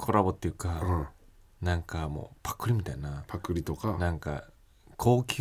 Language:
Japanese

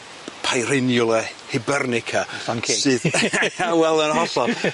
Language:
Welsh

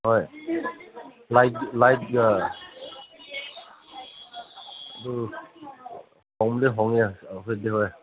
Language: Manipuri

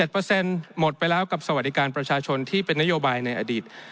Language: Thai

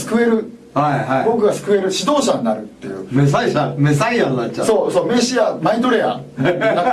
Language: Japanese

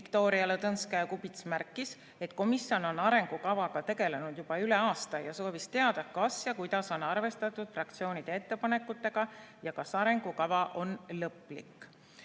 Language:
Estonian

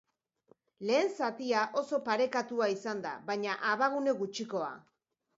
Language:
Basque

